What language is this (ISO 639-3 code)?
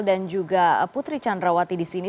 ind